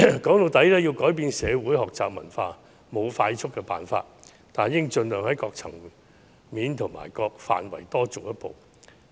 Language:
Cantonese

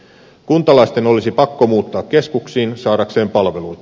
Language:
Finnish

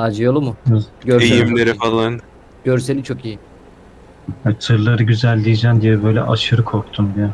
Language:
Turkish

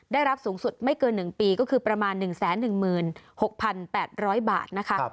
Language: Thai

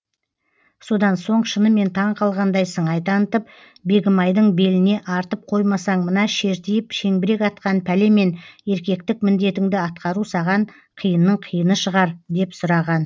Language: Kazakh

